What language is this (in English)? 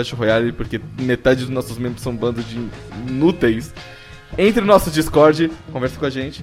Portuguese